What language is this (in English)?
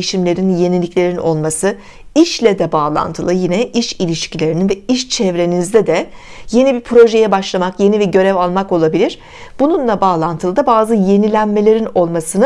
Turkish